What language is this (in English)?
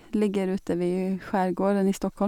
Norwegian